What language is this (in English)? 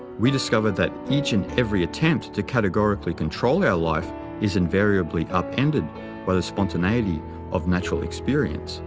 English